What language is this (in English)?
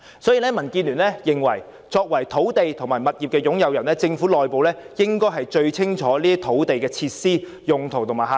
Cantonese